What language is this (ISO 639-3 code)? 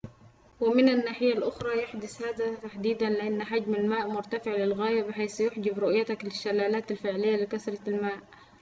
ara